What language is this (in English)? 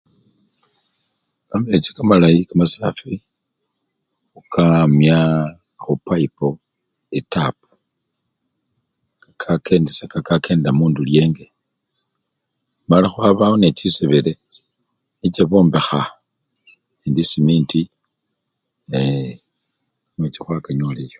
Luyia